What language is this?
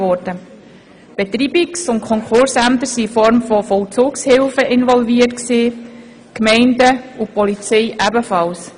Swiss German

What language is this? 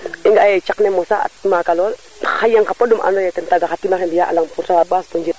Serer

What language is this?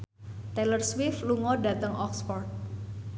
Javanese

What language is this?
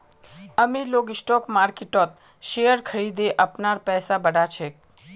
Magahi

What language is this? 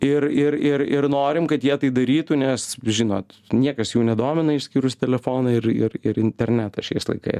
Lithuanian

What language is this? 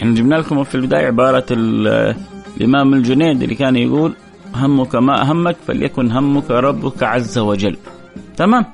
Arabic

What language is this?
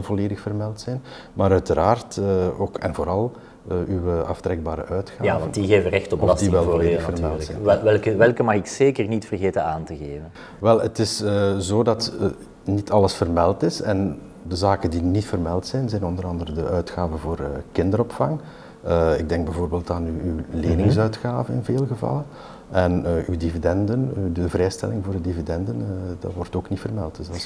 Dutch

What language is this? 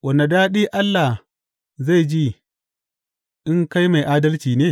Hausa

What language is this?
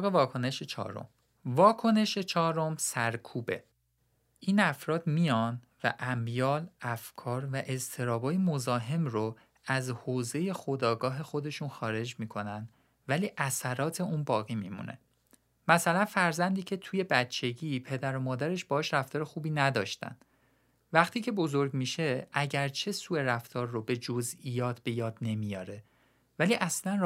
Persian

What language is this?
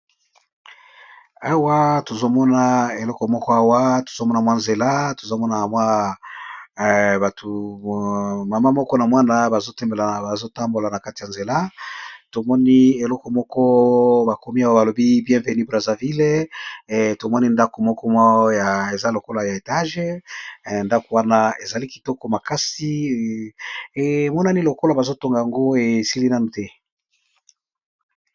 Lingala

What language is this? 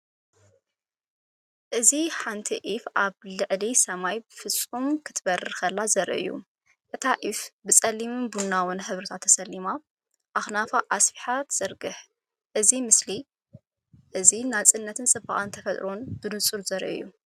Tigrinya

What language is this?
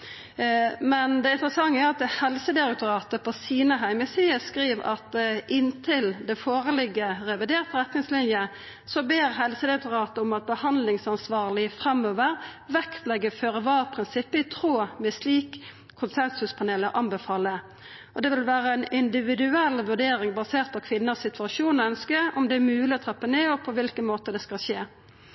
Norwegian Nynorsk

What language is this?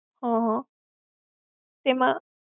Gujarati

